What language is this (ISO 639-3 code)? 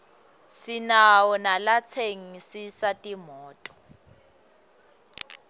ssw